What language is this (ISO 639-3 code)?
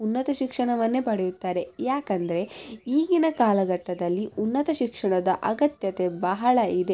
kan